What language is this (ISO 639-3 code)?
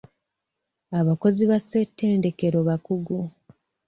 lug